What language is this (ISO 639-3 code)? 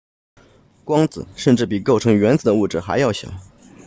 zho